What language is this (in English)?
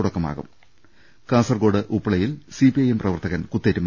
Malayalam